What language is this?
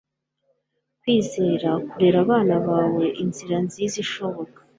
Kinyarwanda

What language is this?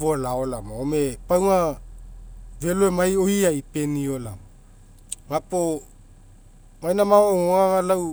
Mekeo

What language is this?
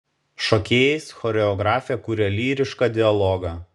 Lithuanian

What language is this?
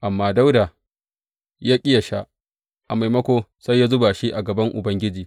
Hausa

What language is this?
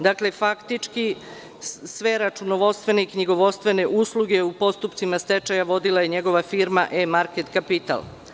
Serbian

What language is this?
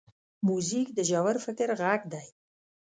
Pashto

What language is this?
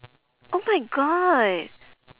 English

